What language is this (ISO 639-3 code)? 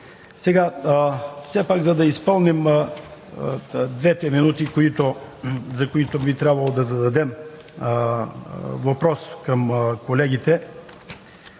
bul